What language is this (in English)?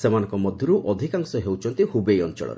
Odia